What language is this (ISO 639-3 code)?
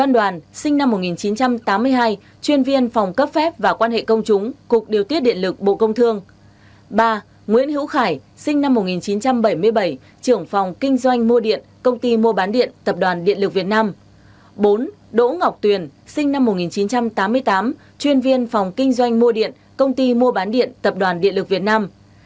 vie